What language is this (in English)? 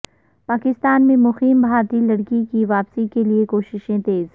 Urdu